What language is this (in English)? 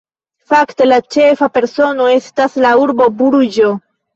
Esperanto